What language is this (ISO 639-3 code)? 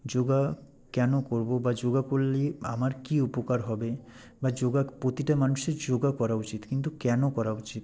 ben